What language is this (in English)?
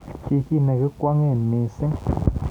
Kalenjin